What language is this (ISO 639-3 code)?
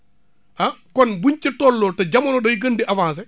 wol